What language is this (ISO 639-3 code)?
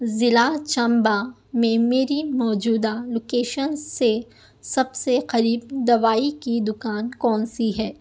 urd